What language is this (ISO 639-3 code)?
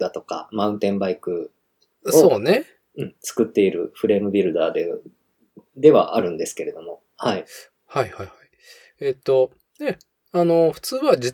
jpn